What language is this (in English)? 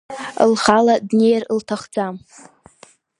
Abkhazian